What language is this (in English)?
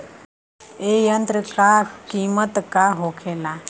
Bhojpuri